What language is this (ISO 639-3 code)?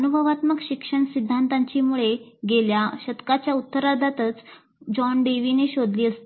mar